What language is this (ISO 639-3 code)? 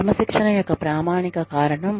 tel